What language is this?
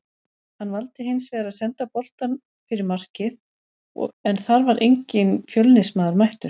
Icelandic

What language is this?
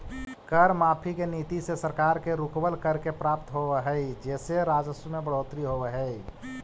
Magahi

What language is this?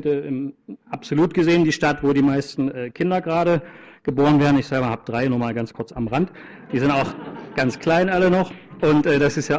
German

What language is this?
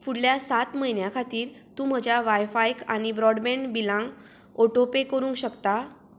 Konkani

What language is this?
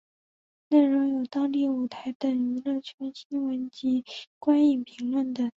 Chinese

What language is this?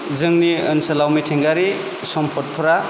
Bodo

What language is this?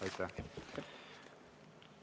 Estonian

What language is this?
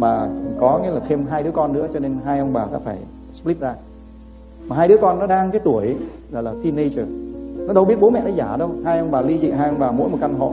Vietnamese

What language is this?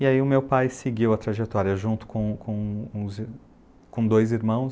Portuguese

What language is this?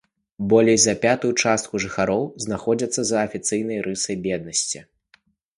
Belarusian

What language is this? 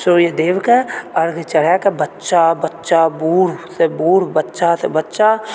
Maithili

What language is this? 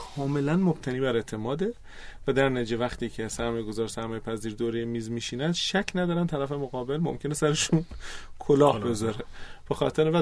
Persian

